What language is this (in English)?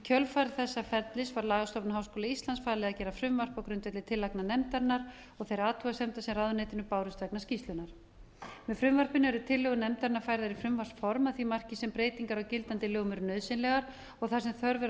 Icelandic